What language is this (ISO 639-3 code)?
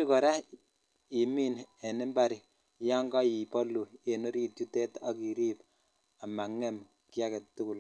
kln